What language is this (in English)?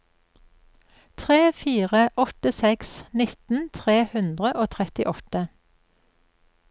Norwegian